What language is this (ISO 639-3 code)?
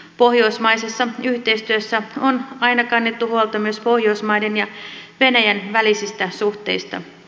fin